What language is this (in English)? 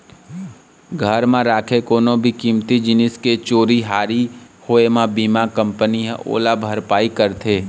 Chhattisgarhi